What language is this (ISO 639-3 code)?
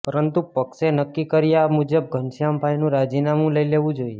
guj